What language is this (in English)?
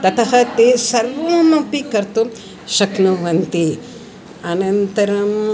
Sanskrit